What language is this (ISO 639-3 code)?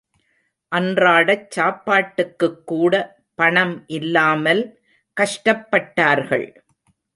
tam